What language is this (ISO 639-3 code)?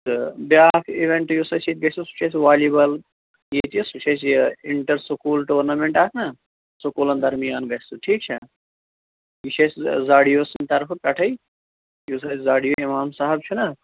kas